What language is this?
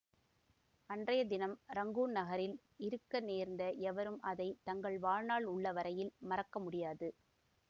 Tamil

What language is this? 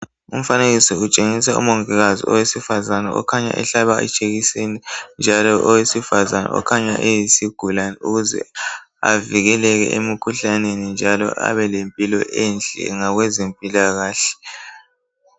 North Ndebele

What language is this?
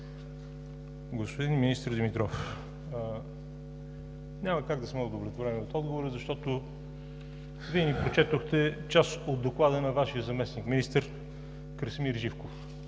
Bulgarian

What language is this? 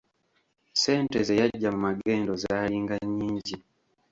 Ganda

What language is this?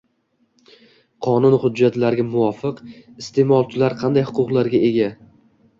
Uzbek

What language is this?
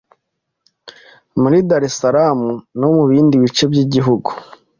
Kinyarwanda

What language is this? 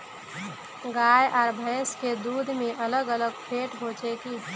Magahi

